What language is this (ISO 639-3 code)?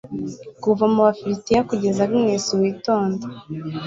kin